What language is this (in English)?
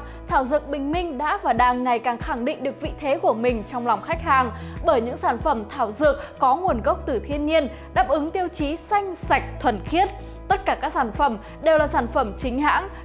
Vietnamese